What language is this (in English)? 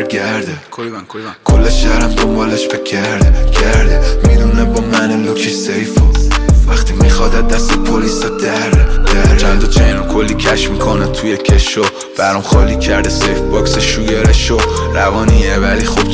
Persian